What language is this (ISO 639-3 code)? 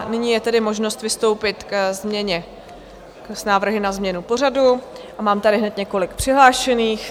ces